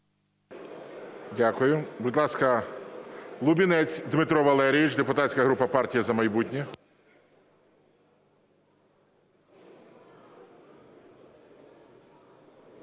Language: Ukrainian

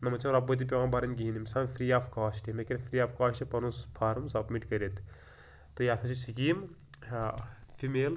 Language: Kashmiri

